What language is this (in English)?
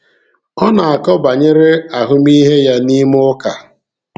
Igbo